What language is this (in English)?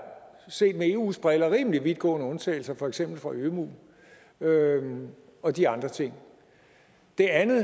Danish